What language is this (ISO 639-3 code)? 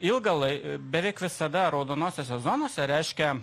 lit